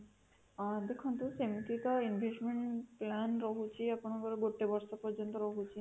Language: Odia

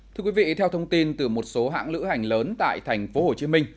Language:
Vietnamese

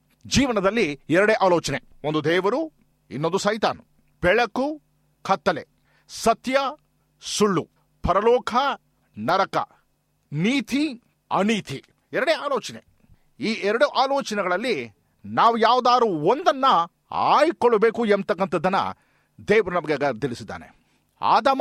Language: Kannada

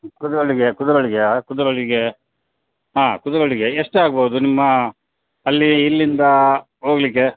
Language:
Kannada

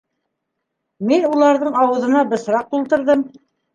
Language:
Bashkir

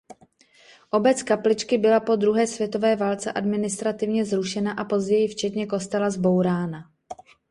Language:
Czech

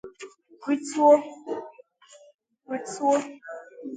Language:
Igbo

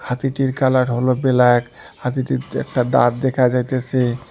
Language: Bangla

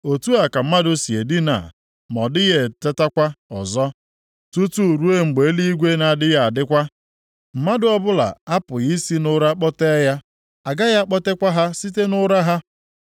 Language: Igbo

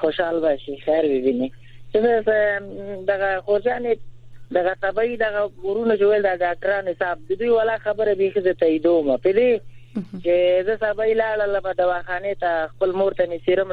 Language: Persian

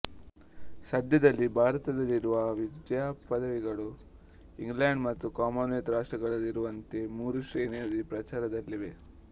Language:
Kannada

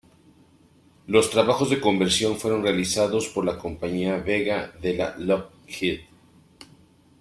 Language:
Spanish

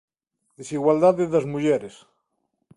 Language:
Galician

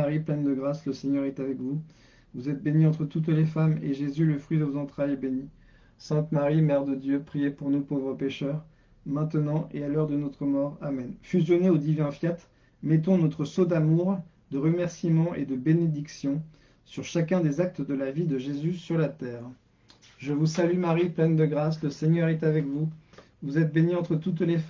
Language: French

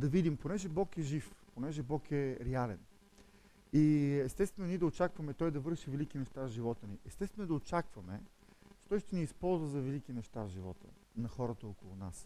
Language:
Bulgarian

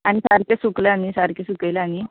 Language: Konkani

